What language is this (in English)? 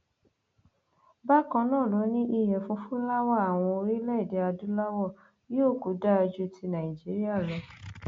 Yoruba